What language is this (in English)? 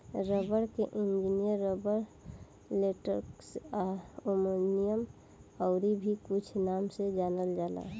Bhojpuri